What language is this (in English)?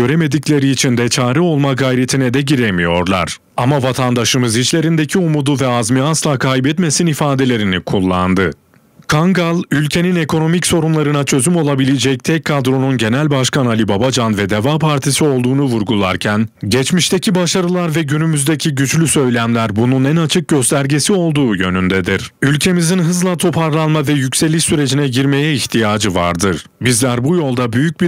Turkish